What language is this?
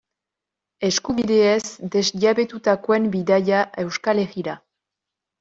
Basque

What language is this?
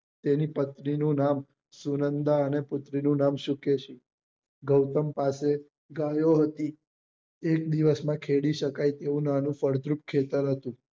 Gujarati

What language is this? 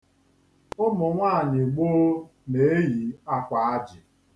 Igbo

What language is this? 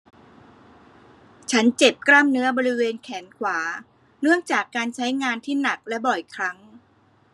Thai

